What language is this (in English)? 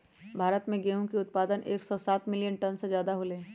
Magahi